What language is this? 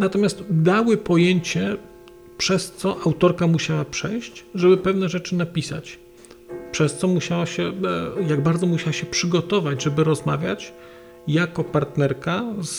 Polish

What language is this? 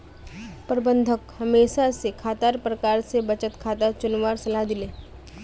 Magahi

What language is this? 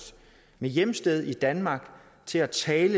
Danish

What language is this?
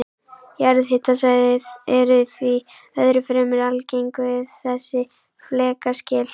Icelandic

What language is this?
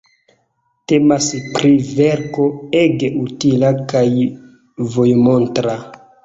Esperanto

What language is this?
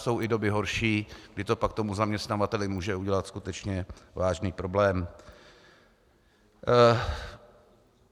Czech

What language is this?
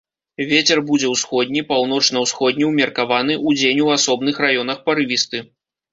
Belarusian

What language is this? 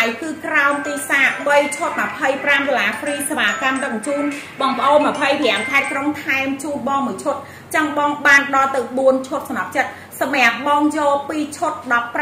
Vietnamese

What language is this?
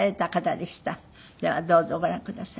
Japanese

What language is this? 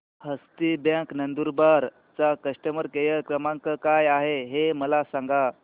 Marathi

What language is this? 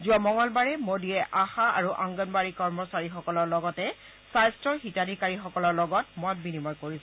Assamese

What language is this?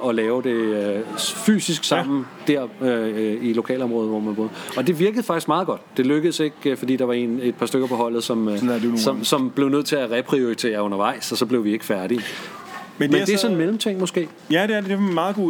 Danish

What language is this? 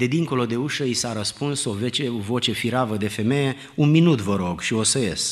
Romanian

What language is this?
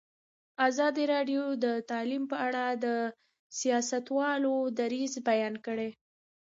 Pashto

